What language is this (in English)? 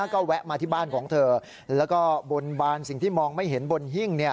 Thai